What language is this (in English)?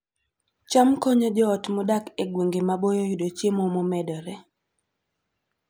Luo (Kenya and Tanzania)